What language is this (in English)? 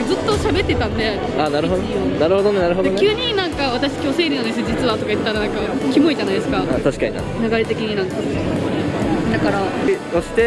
Japanese